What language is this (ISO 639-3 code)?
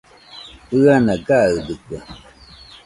hux